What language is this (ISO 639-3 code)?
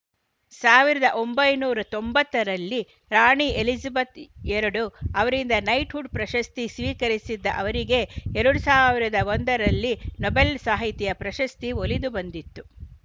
kan